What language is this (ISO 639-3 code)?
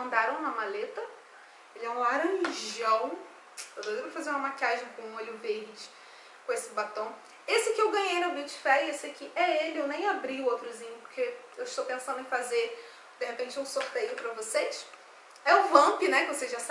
por